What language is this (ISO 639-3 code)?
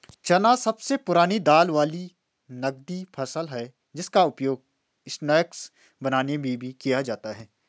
hin